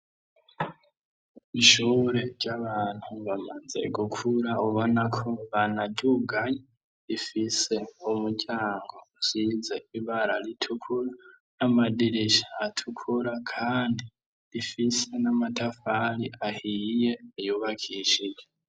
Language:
Rundi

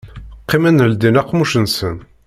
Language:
Kabyle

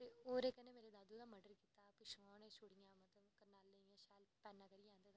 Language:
Dogri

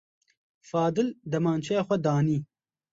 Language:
Kurdish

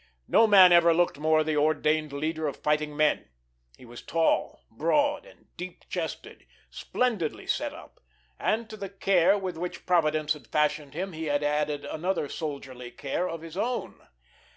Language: English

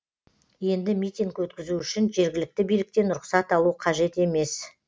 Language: Kazakh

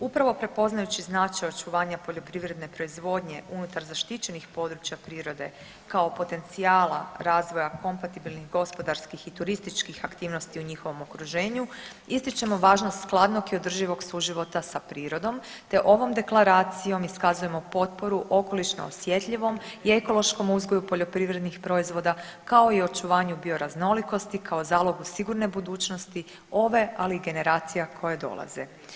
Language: Croatian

